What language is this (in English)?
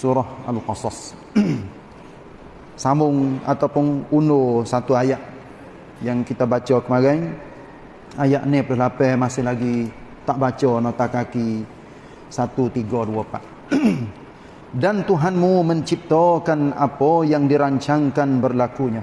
Malay